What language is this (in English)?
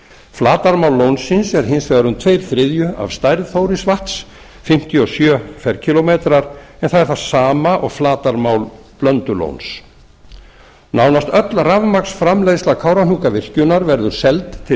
Icelandic